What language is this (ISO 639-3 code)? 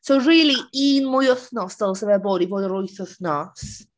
cym